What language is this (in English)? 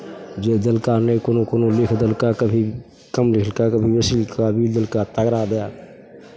Maithili